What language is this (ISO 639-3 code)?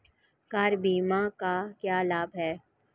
hin